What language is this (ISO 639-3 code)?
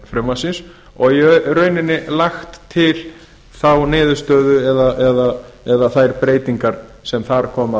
isl